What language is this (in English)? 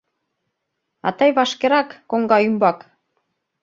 Mari